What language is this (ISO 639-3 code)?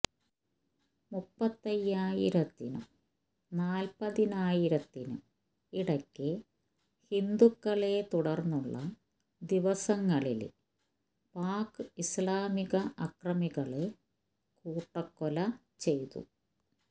mal